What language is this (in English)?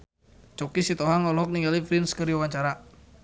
Sundanese